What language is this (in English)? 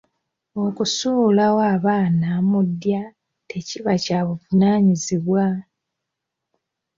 Ganda